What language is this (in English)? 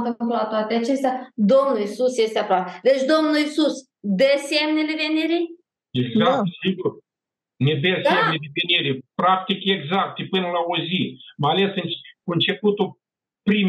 Romanian